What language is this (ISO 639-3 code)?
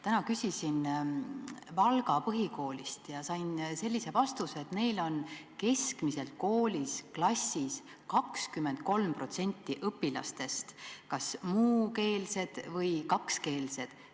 est